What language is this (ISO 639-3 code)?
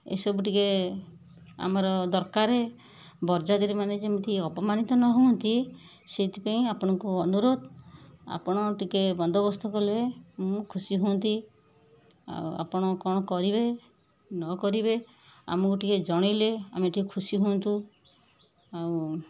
ori